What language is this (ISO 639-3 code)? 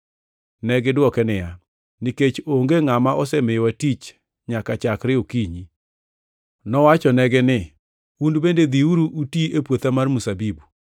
luo